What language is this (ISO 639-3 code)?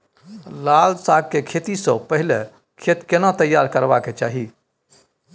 mai